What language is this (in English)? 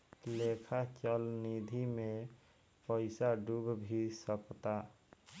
Bhojpuri